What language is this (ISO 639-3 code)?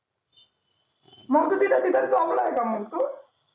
mar